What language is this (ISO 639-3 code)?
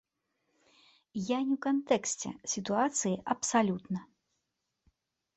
bel